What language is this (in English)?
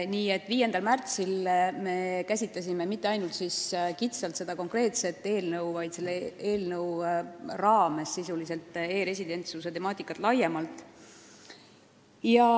Estonian